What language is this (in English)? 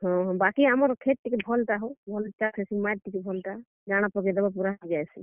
Odia